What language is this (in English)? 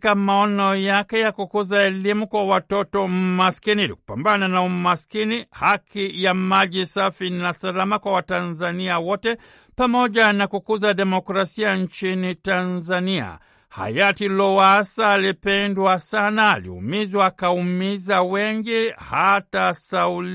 Swahili